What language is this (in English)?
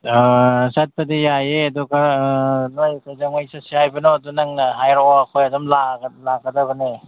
Manipuri